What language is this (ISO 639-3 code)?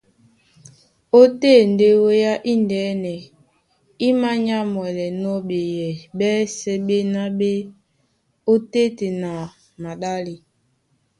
dua